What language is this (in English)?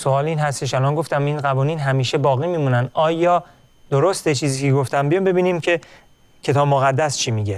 Persian